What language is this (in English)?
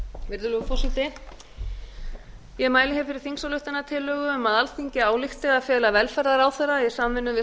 Icelandic